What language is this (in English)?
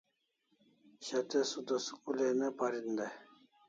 Kalasha